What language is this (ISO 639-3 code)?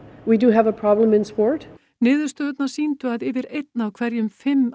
isl